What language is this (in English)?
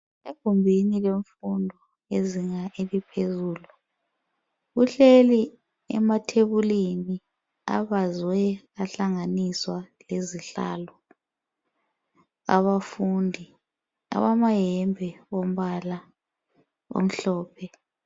North Ndebele